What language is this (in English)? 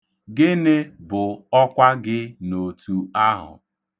Igbo